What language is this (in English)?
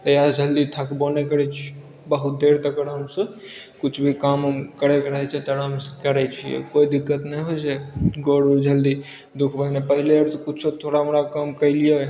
Maithili